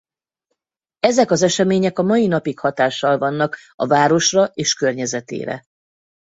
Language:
Hungarian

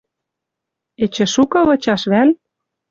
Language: Western Mari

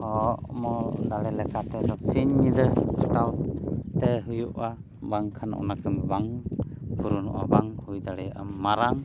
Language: Santali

